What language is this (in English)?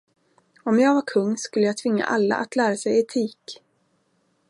Swedish